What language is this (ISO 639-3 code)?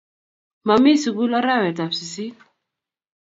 kln